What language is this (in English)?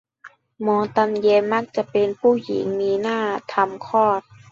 Thai